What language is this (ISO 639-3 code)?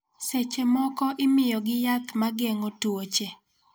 luo